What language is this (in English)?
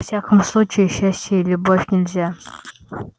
Russian